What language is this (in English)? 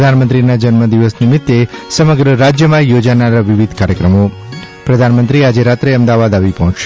Gujarati